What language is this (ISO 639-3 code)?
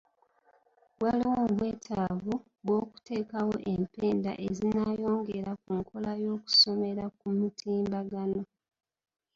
lug